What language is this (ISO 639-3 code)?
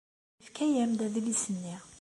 kab